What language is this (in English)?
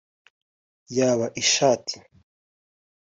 Kinyarwanda